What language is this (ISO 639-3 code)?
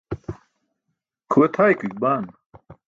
bsk